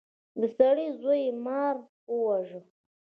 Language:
Pashto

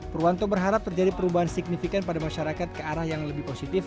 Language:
Indonesian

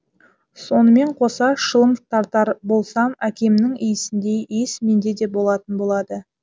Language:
Kazakh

